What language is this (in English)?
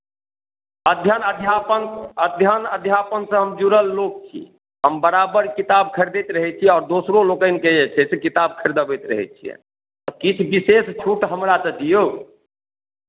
Maithili